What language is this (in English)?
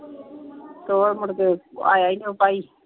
Punjabi